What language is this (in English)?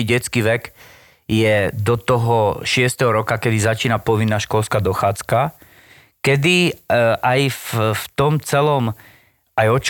Slovak